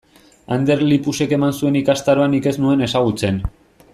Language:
Basque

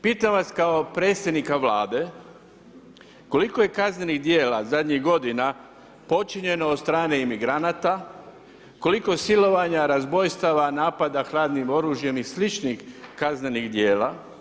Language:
Croatian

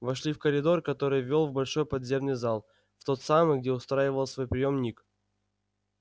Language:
Russian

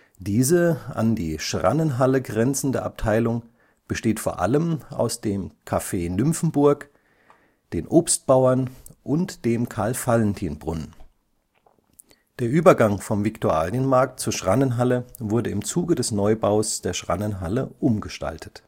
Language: German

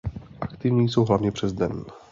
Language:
Czech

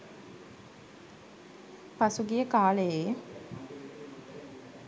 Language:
Sinhala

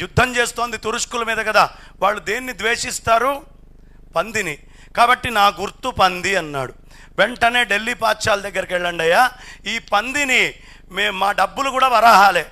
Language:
Telugu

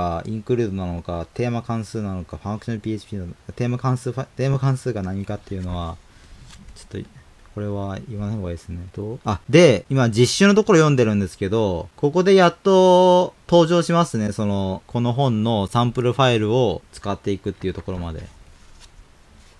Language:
Japanese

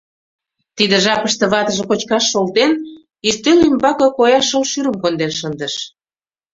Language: Mari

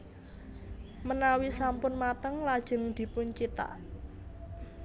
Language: Javanese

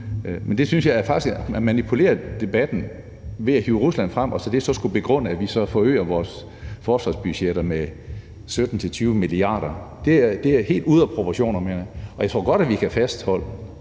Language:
Danish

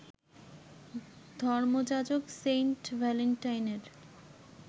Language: Bangla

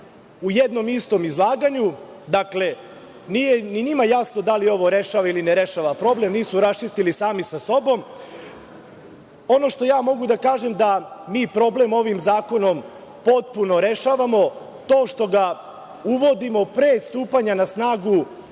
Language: Serbian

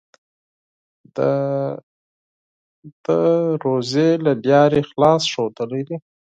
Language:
Pashto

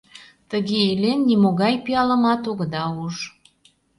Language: Mari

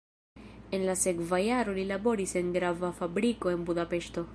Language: Esperanto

